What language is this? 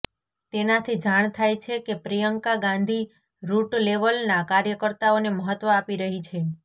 Gujarati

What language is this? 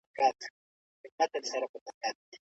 Pashto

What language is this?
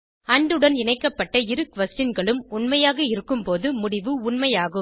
Tamil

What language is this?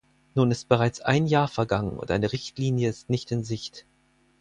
German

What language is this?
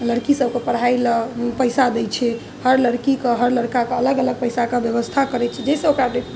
Maithili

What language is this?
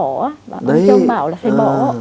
Vietnamese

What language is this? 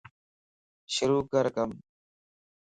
Lasi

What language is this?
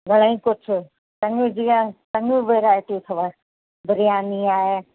Sindhi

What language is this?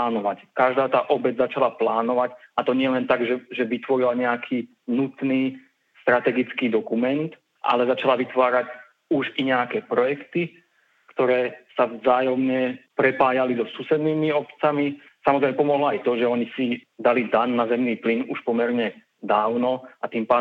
Slovak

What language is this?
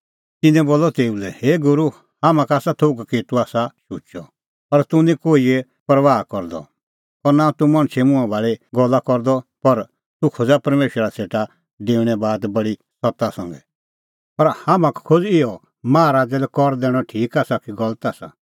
Kullu Pahari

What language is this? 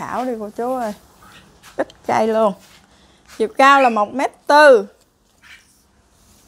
Vietnamese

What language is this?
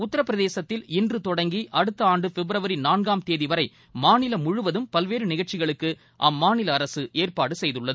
Tamil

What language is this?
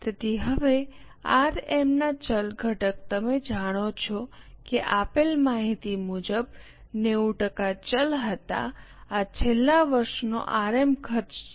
Gujarati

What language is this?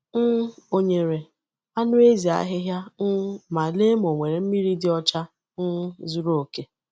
Igbo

